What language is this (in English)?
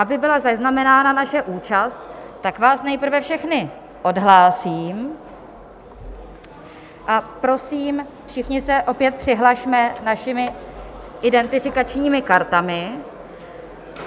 Czech